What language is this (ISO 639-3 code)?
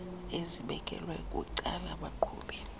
xho